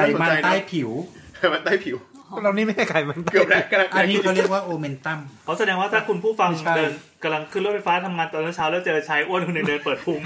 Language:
Thai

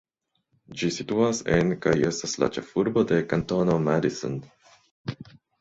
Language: Esperanto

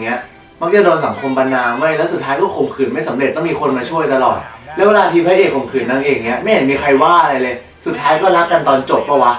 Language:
Thai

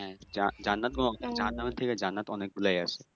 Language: Bangla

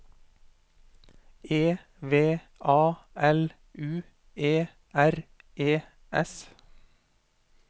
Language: Norwegian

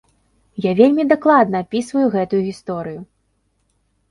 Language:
Belarusian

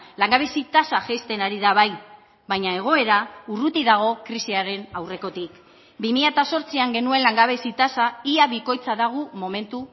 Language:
Basque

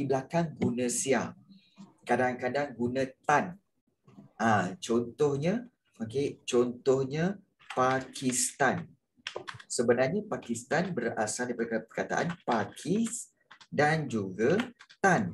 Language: Malay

